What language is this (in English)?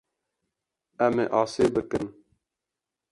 Kurdish